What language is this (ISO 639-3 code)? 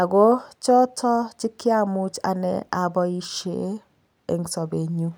kln